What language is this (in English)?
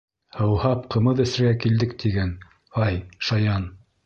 Bashkir